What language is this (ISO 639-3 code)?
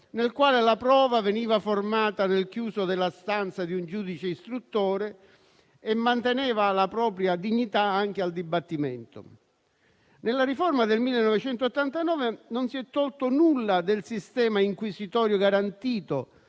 ita